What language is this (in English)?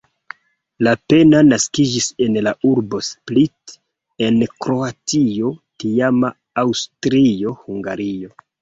Esperanto